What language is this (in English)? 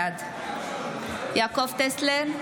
Hebrew